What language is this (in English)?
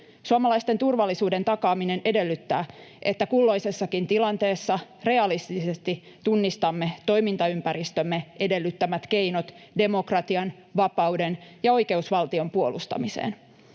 Finnish